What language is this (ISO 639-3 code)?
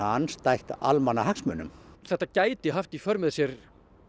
isl